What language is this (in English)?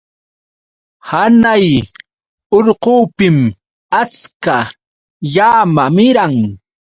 Yauyos Quechua